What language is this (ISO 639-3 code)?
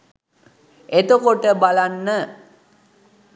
sin